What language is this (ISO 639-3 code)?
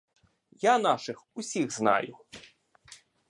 ukr